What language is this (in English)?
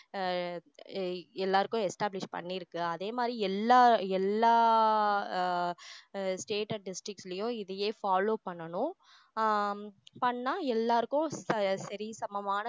Tamil